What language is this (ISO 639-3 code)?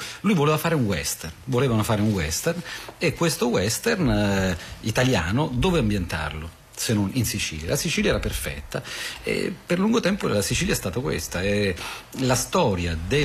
ita